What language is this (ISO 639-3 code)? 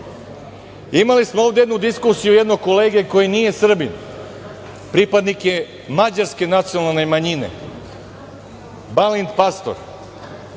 srp